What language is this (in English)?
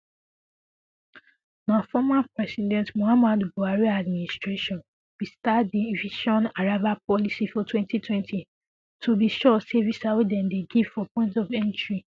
Nigerian Pidgin